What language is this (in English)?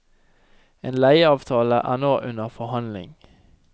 Norwegian